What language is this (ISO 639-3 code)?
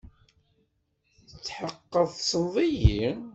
kab